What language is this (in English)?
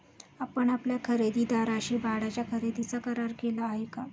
Marathi